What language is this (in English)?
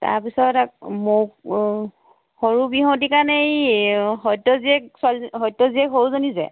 Assamese